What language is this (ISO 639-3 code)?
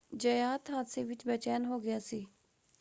pan